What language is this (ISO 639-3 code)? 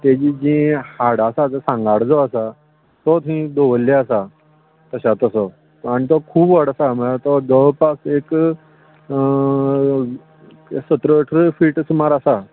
kok